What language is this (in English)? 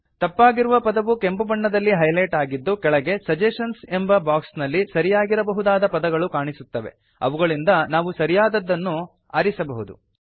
Kannada